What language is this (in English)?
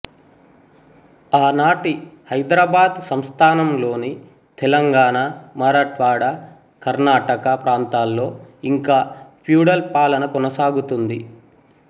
Telugu